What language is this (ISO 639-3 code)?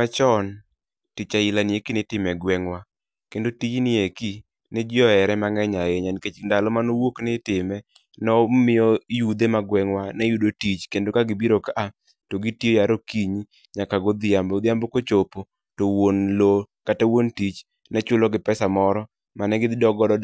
luo